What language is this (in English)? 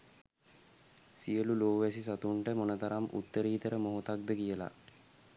Sinhala